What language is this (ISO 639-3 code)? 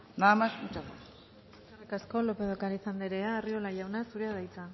eus